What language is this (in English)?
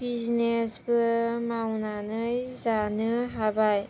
Bodo